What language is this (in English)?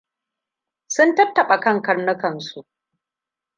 Hausa